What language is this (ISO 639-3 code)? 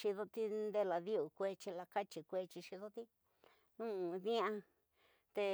mtx